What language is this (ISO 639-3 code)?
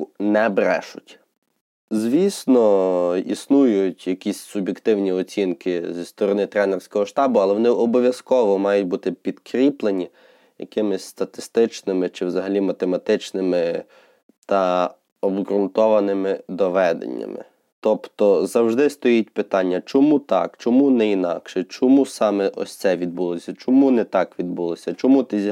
ukr